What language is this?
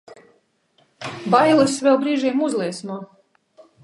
Latvian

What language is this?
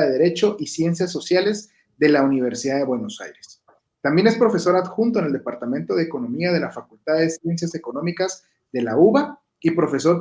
Spanish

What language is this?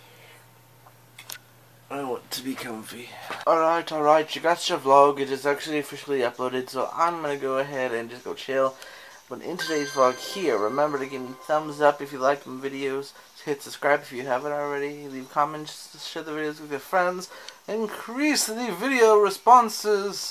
English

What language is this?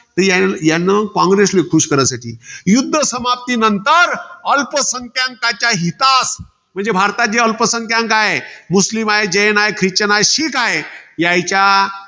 Marathi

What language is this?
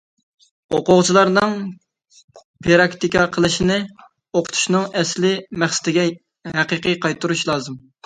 Uyghur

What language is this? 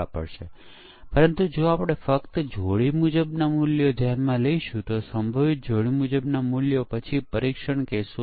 Gujarati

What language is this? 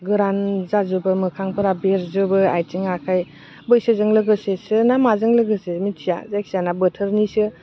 Bodo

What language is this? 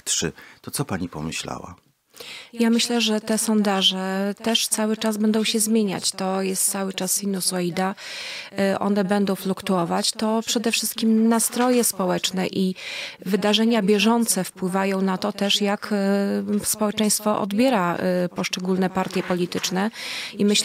Polish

